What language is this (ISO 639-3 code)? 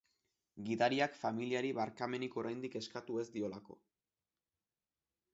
eus